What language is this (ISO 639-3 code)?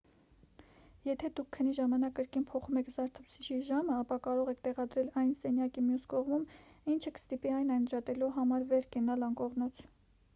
hye